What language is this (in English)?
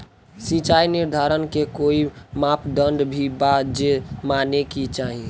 Bhojpuri